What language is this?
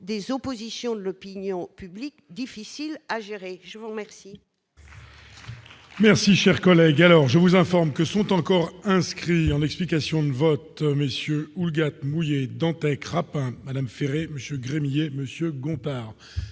French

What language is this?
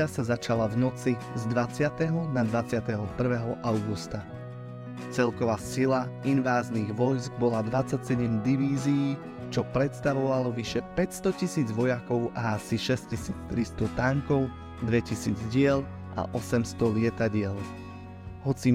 Slovak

